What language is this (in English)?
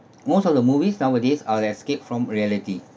English